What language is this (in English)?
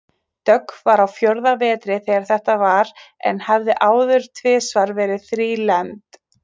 Icelandic